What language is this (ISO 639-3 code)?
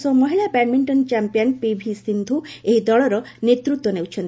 ori